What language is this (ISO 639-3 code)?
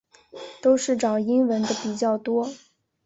zho